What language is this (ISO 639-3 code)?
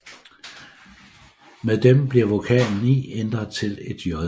dan